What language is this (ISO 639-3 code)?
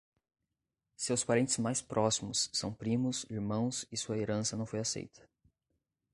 por